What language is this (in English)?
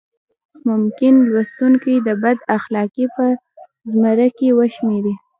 Pashto